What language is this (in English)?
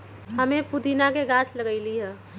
Magahi